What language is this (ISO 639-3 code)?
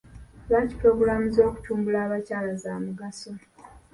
lug